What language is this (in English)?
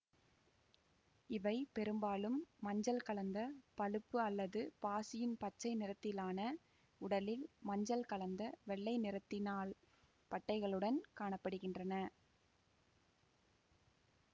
Tamil